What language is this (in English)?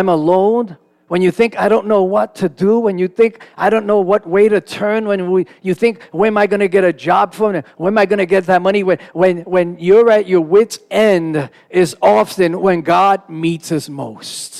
English